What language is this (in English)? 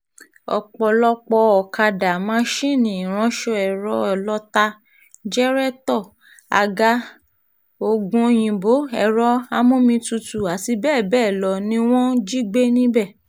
Yoruba